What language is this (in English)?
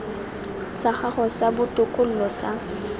Tswana